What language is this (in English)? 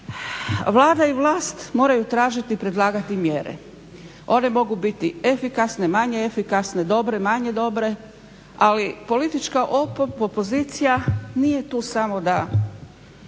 Croatian